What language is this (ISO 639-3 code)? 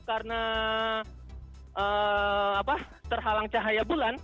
ind